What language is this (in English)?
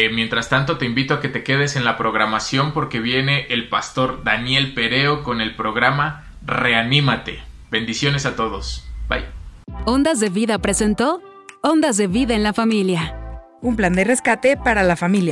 Spanish